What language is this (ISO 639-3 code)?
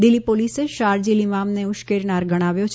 guj